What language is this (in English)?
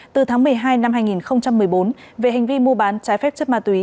Vietnamese